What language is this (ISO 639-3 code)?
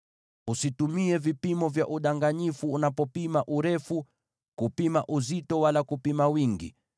swa